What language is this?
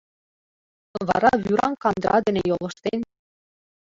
Mari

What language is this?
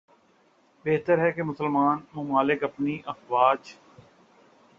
Urdu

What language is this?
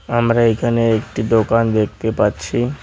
Bangla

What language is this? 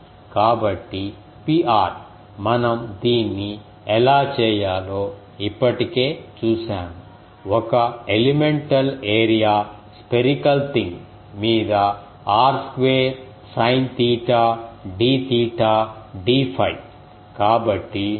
Telugu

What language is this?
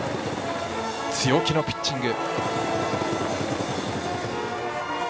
Japanese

